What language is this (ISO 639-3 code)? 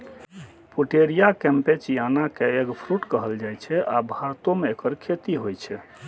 mai